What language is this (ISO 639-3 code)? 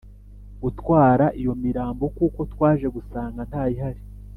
kin